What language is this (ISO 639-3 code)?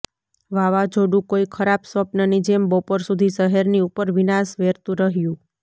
guj